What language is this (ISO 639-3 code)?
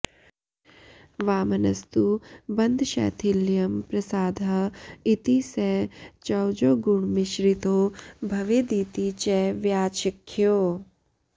san